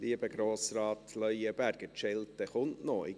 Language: Swiss German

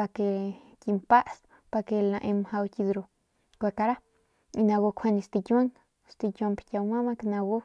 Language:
Northern Pame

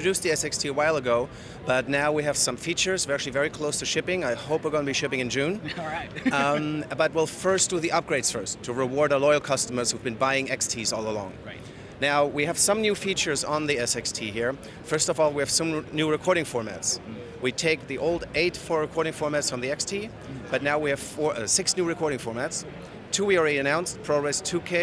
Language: English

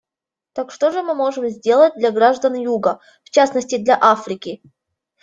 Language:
Russian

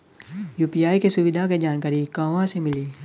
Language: Bhojpuri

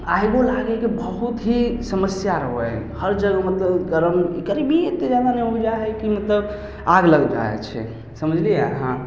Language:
Maithili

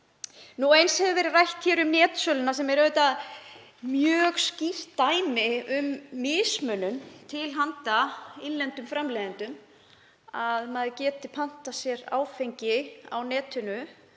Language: Icelandic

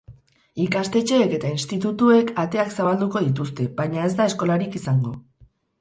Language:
Basque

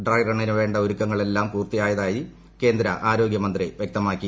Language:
Malayalam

